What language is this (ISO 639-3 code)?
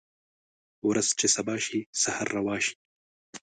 pus